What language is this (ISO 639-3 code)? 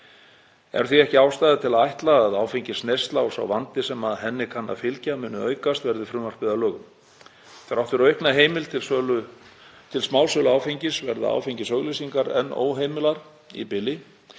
isl